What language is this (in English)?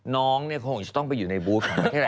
Thai